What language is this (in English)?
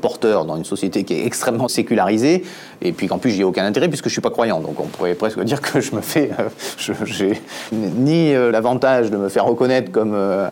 French